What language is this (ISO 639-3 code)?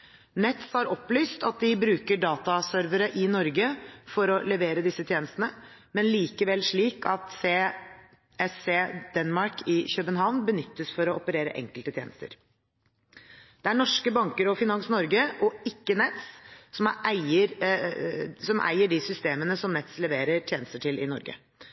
nob